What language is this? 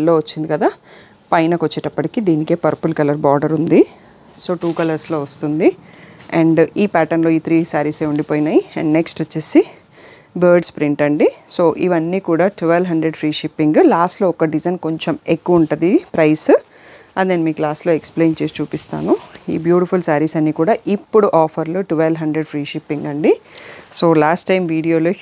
Telugu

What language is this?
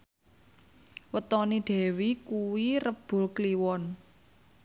Javanese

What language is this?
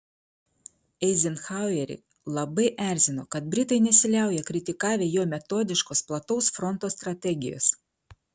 Lithuanian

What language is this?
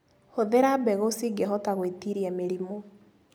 Kikuyu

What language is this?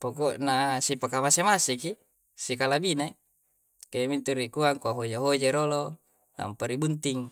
Coastal Konjo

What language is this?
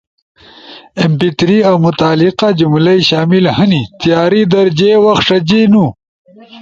Ushojo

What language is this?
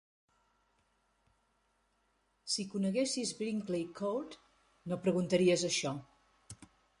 Catalan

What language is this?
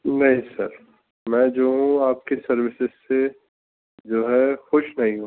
Urdu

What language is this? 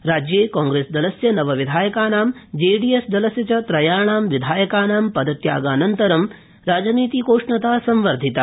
Sanskrit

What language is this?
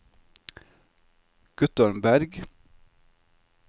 Norwegian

